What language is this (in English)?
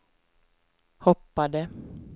Swedish